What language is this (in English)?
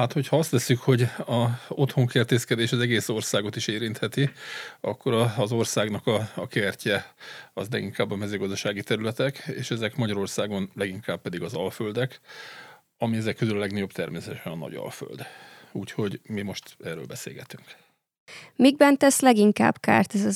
Hungarian